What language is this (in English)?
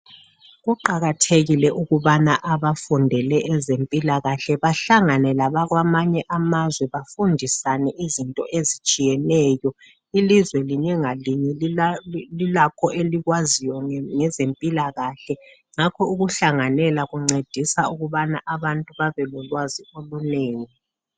North Ndebele